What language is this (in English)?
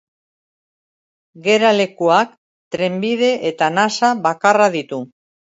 Basque